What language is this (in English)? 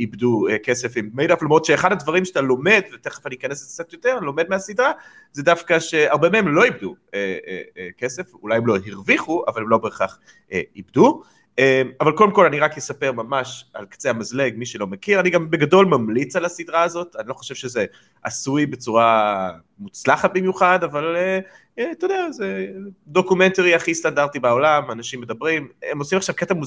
Hebrew